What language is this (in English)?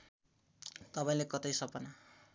Nepali